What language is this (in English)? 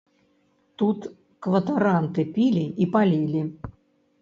Belarusian